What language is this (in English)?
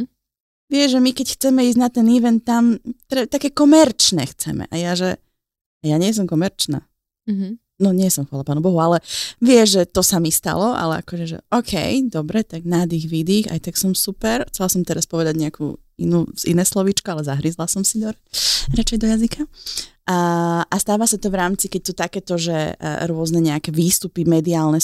Slovak